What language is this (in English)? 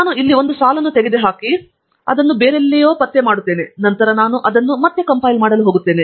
Kannada